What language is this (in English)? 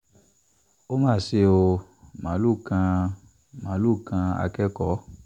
Yoruba